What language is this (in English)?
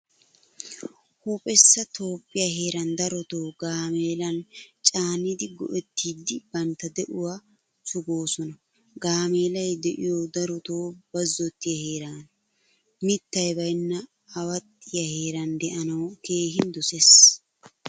Wolaytta